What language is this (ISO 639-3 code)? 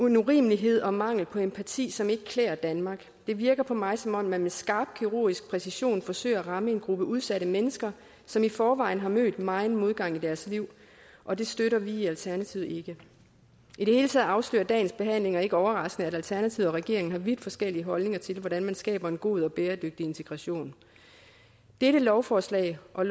dan